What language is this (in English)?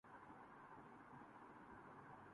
Urdu